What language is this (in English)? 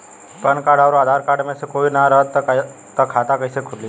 Bhojpuri